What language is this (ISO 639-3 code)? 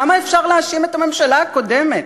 heb